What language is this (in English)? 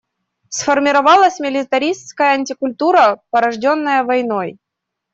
Russian